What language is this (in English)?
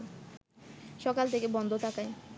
Bangla